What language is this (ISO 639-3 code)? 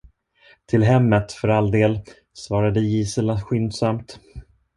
swe